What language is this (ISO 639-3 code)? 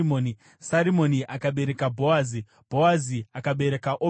sna